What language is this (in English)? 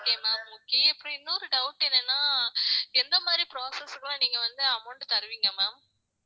Tamil